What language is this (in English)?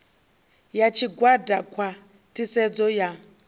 Venda